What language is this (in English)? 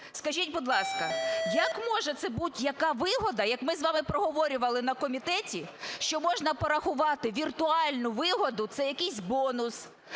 Ukrainian